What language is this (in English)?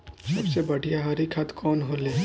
Bhojpuri